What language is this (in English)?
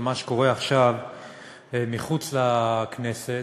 Hebrew